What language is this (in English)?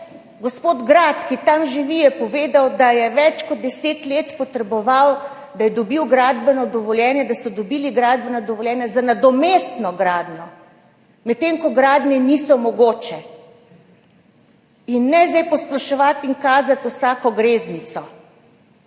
Slovenian